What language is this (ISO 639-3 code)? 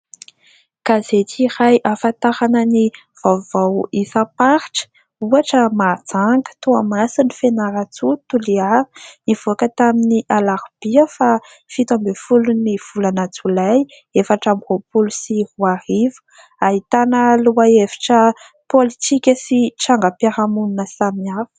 mlg